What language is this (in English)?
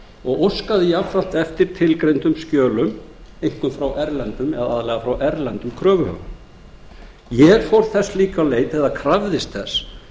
Icelandic